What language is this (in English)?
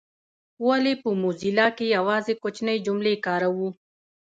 Pashto